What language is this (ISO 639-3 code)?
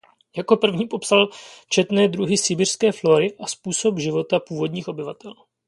ces